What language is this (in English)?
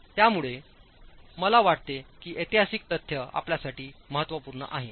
Marathi